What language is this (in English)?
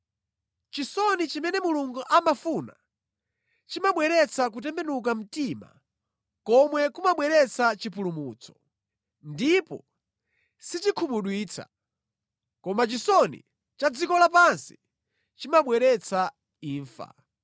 Nyanja